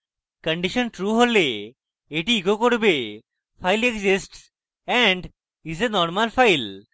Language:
Bangla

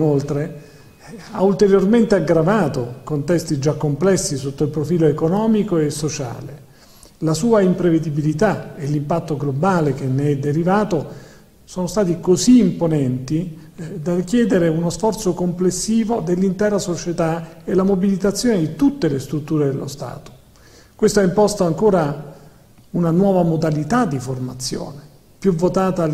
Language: Italian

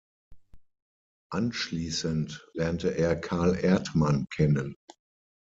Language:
German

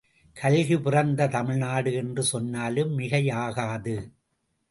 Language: Tamil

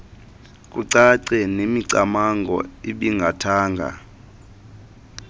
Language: Xhosa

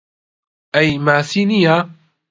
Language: Central Kurdish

